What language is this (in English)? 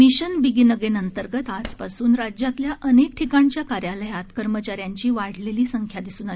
Marathi